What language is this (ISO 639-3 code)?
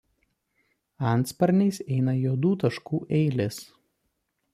lit